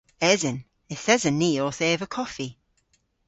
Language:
Cornish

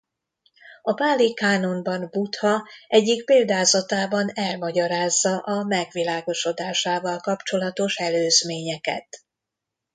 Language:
Hungarian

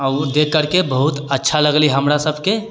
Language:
Maithili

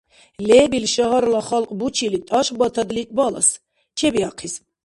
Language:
Dargwa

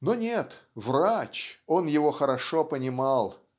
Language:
Russian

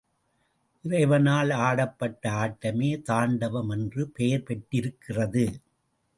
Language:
Tamil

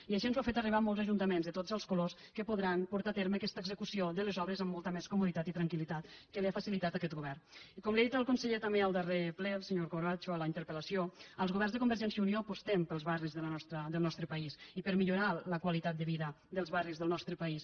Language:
Catalan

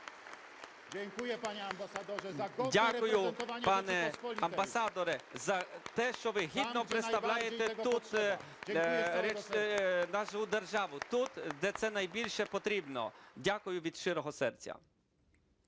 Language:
Ukrainian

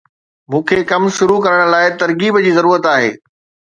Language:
Sindhi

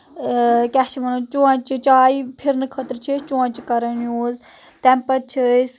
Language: Kashmiri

